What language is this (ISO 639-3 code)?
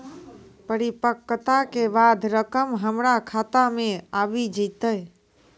mai